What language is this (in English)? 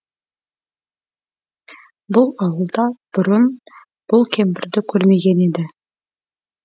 Kazakh